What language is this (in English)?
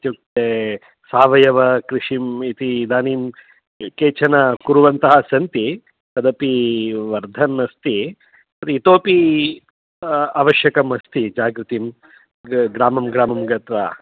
Sanskrit